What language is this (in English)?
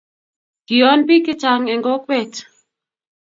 Kalenjin